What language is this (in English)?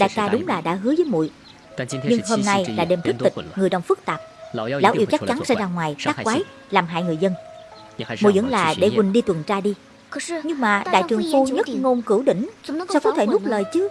Vietnamese